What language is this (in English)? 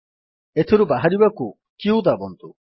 Odia